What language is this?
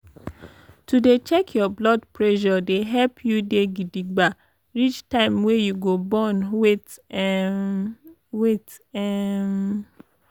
Nigerian Pidgin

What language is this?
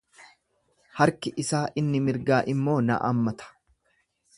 Oromo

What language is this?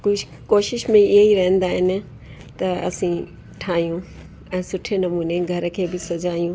Sindhi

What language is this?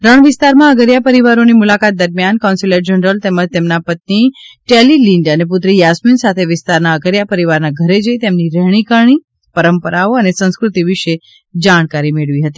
Gujarati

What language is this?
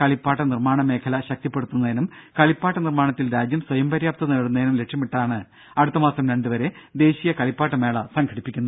Malayalam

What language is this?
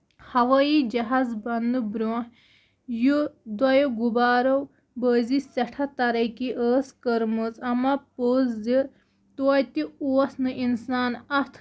Kashmiri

